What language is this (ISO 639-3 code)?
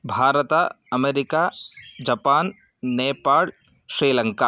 san